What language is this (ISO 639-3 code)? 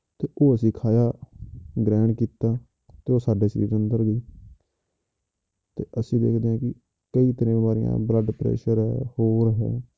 pan